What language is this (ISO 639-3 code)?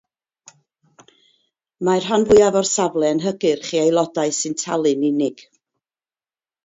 cym